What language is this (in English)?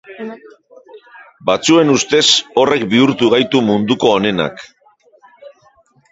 Basque